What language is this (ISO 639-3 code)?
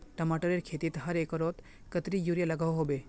mag